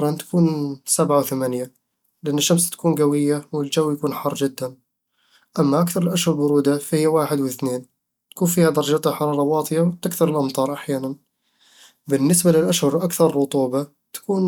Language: Eastern Egyptian Bedawi Arabic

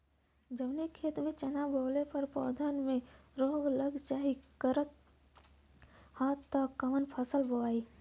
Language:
Bhojpuri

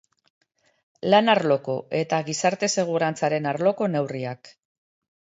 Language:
Basque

